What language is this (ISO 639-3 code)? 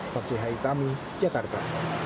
ind